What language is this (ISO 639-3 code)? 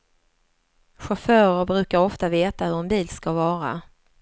swe